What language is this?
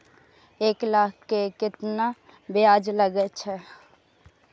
Maithili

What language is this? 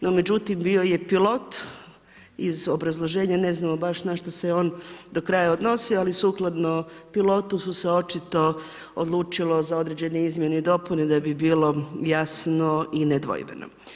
Croatian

